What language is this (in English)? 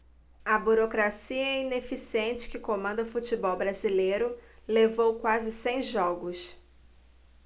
Portuguese